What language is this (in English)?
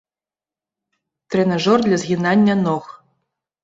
Belarusian